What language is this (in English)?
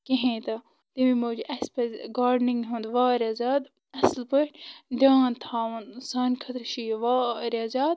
Kashmiri